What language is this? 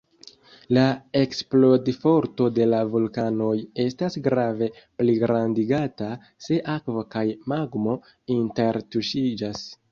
Esperanto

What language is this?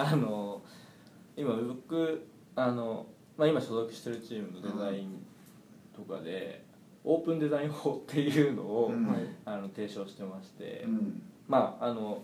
Japanese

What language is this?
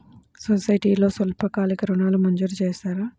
Telugu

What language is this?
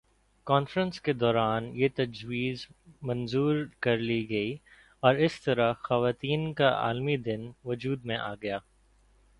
Urdu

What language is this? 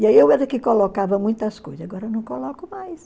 Portuguese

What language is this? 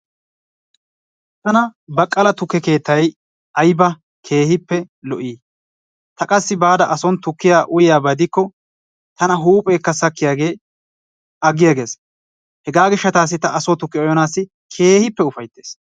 Wolaytta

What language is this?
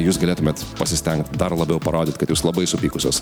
Lithuanian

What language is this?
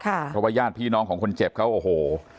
Thai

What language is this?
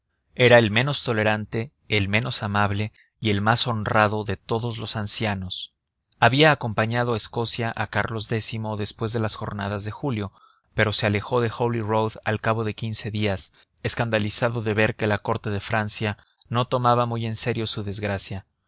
Spanish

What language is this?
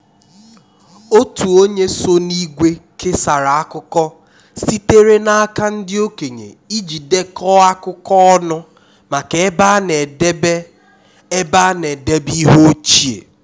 Igbo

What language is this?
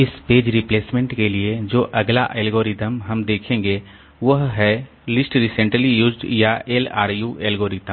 Hindi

